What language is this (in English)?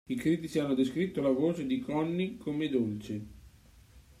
Italian